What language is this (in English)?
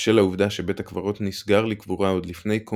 Hebrew